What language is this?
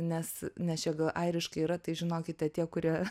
Lithuanian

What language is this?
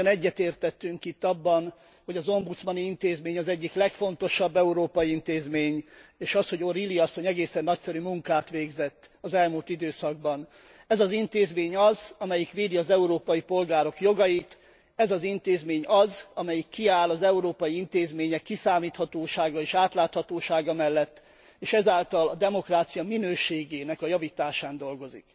Hungarian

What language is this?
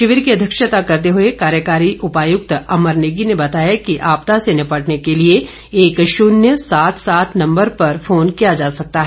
Hindi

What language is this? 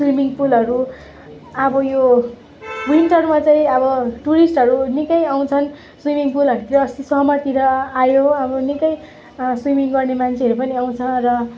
Nepali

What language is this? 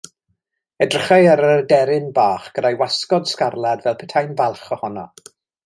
Welsh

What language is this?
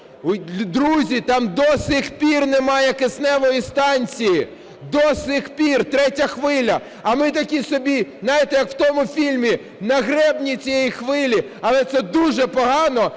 Ukrainian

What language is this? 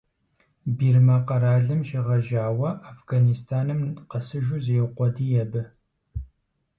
Kabardian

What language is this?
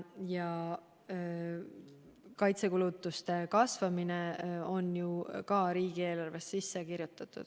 Estonian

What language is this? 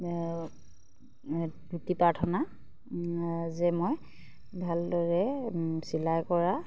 Assamese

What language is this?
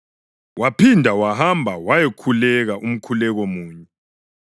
North Ndebele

